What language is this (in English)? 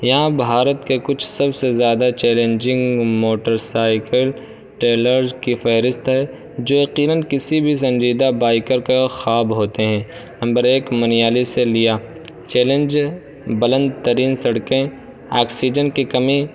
Urdu